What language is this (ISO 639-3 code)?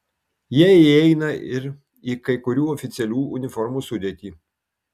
lit